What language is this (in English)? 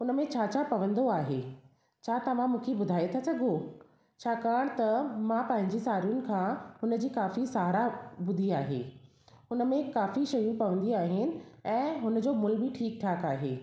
Sindhi